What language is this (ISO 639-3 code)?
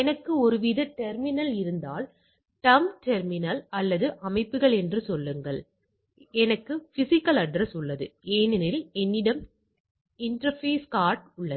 tam